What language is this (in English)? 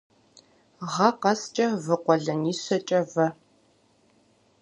Kabardian